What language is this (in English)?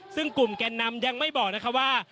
Thai